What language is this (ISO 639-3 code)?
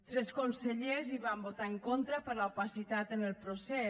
cat